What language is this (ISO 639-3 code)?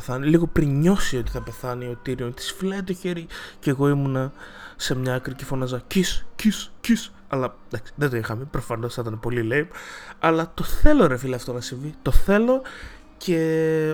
ell